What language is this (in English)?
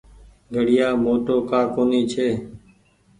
Goaria